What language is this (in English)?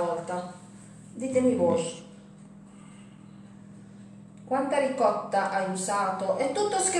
Italian